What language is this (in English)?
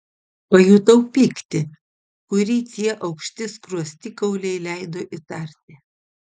Lithuanian